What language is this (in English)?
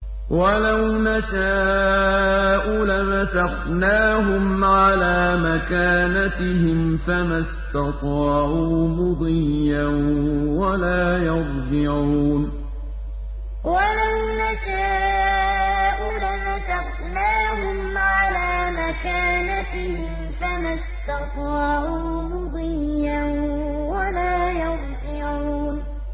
Arabic